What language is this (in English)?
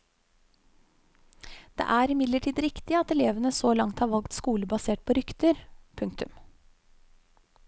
Norwegian